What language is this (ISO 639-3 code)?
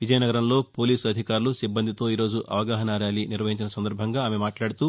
tel